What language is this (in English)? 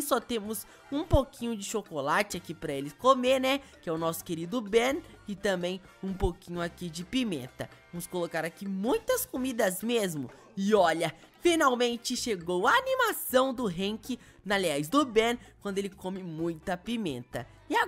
Portuguese